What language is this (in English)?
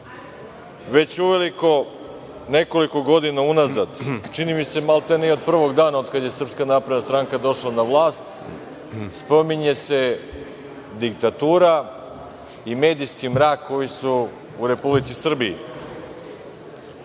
Serbian